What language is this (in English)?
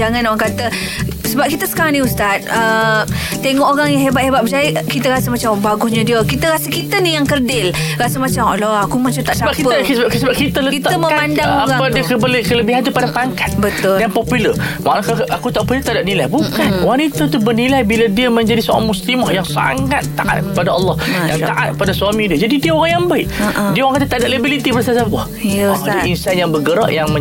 Malay